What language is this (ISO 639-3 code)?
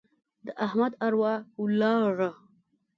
pus